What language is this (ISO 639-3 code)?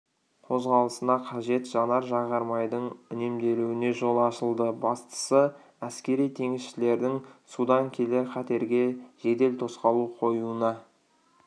kaz